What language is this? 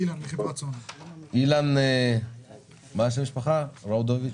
Hebrew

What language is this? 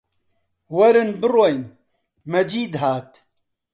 Central Kurdish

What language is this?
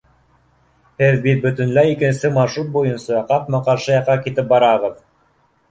Bashkir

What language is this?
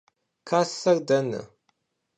Kabardian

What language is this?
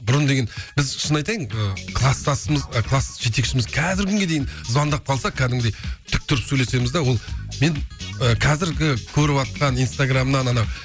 Kazakh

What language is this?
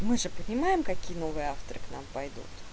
Russian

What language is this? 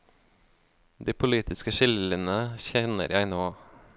Norwegian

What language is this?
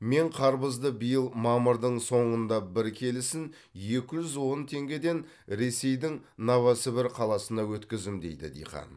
Kazakh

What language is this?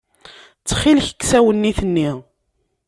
Kabyle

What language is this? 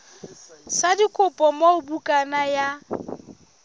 Southern Sotho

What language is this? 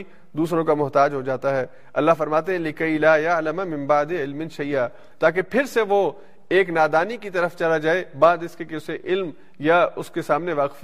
Urdu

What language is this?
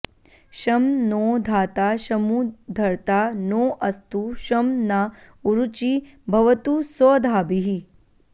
Sanskrit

